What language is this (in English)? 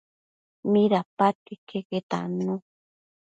Matsés